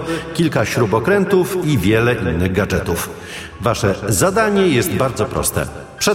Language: Polish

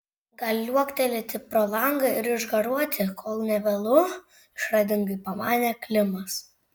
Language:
Lithuanian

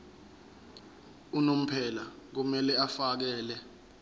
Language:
Zulu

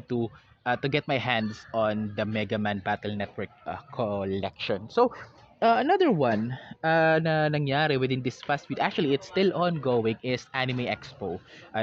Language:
Filipino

